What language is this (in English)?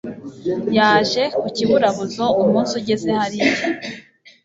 Kinyarwanda